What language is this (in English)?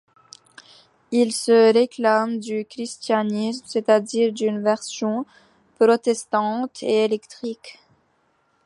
French